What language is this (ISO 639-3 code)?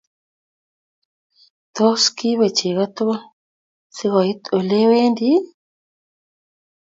kln